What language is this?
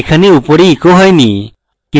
Bangla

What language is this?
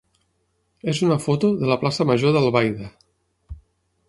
Catalan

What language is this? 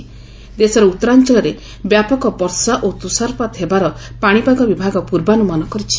Odia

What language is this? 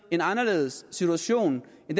Danish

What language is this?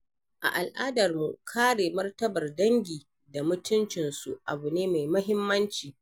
Hausa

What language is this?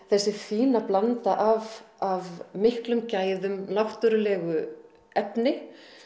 Icelandic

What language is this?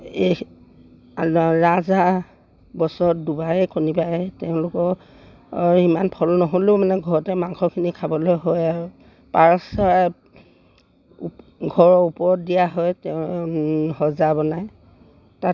Assamese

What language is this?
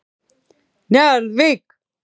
Icelandic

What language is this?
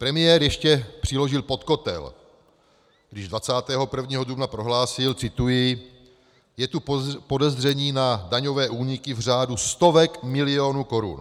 Czech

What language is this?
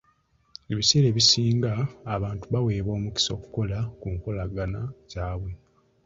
Ganda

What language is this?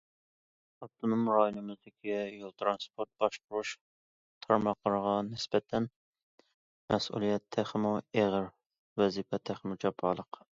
Uyghur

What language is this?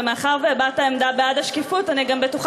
Hebrew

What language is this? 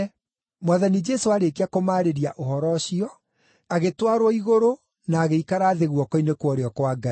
Kikuyu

